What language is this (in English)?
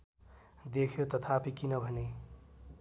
Nepali